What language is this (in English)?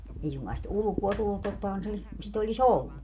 Finnish